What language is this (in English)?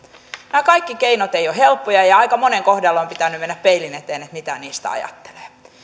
Finnish